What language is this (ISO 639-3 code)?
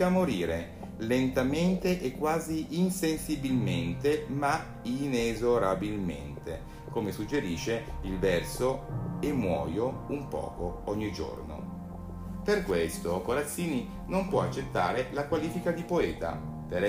ita